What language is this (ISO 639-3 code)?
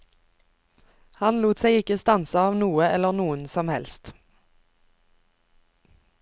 nor